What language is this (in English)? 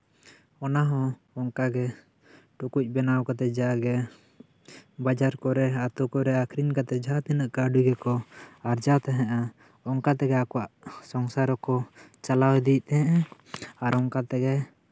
Santali